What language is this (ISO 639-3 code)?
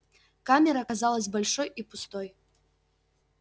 rus